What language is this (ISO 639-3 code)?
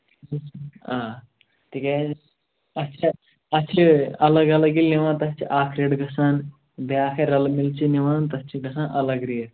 kas